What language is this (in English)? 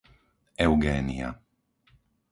Slovak